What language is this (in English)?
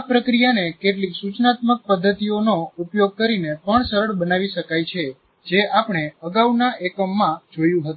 Gujarati